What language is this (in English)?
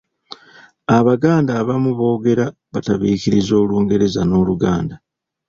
Ganda